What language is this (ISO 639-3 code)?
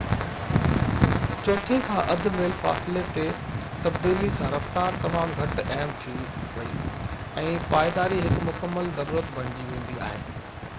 snd